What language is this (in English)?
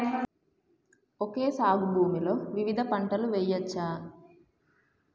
Telugu